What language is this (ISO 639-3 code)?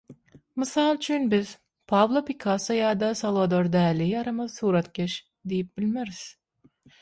tuk